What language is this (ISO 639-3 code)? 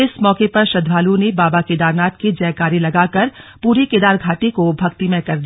hin